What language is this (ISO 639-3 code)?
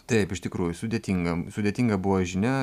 lit